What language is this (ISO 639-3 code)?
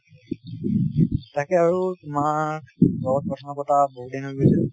asm